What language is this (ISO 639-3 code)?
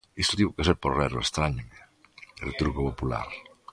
glg